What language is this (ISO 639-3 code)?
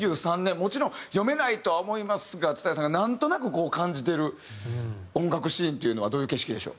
jpn